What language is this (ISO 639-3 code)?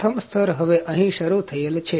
guj